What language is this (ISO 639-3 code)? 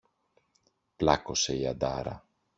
ell